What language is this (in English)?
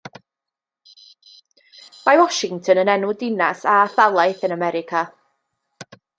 Welsh